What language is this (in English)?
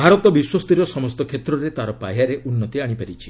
Odia